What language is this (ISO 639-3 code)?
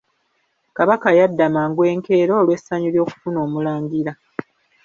lug